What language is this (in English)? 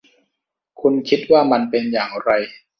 Thai